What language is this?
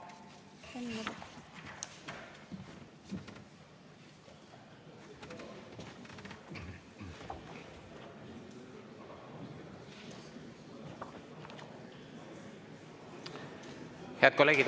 Estonian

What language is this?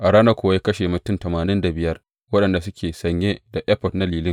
Hausa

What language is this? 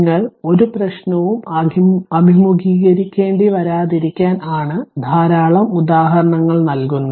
Malayalam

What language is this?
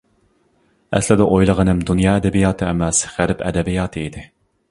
Uyghur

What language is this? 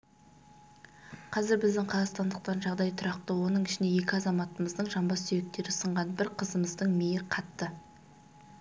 Kazakh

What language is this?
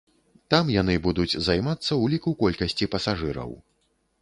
Belarusian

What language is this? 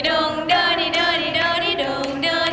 Thai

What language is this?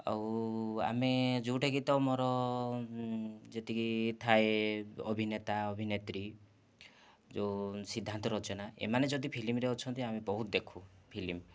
Odia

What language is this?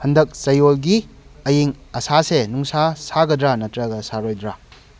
Manipuri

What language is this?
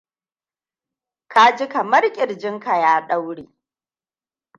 Hausa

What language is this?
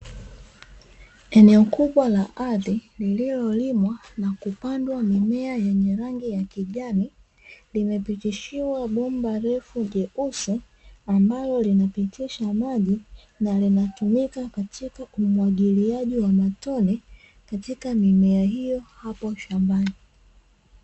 Swahili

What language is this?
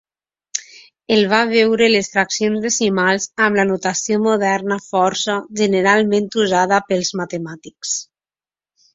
Catalan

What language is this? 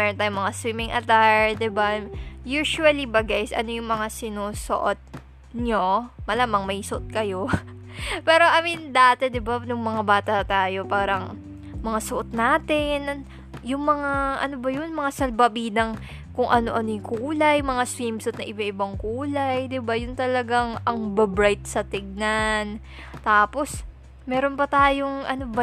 Filipino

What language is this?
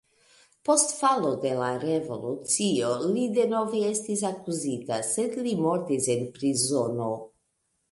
Esperanto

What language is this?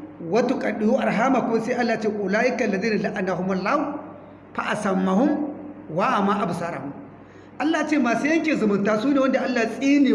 Hausa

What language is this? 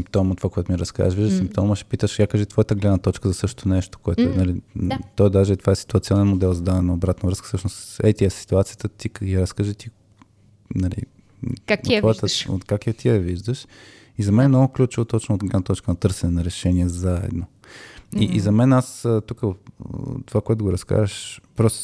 Bulgarian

